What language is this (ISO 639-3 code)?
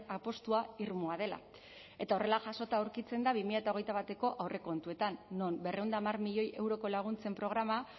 eus